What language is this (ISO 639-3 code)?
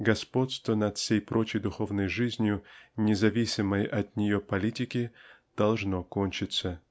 rus